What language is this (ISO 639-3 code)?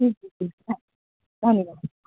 mai